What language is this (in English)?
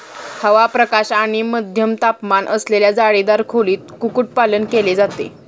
Marathi